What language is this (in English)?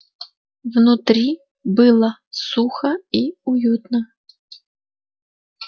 Russian